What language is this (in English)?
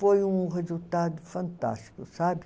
Portuguese